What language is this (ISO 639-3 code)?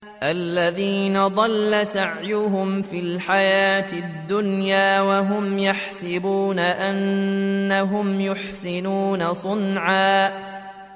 ara